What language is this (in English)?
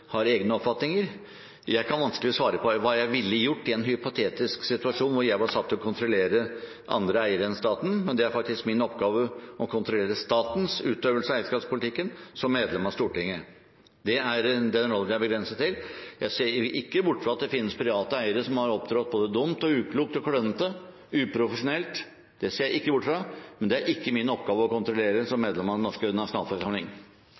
Norwegian Bokmål